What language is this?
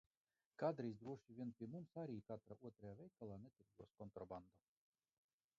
Latvian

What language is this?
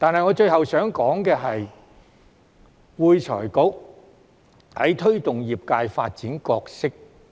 Cantonese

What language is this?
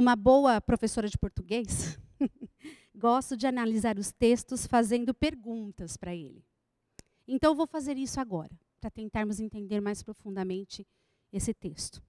Portuguese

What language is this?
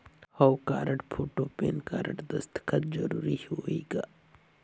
Chhattisgarhi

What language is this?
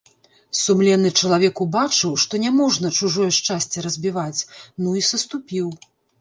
Belarusian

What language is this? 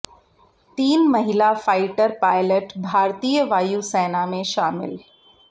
Hindi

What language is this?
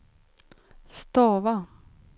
Swedish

